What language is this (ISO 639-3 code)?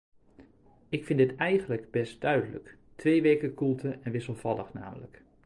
nld